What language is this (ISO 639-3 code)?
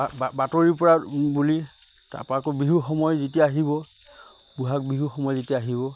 asm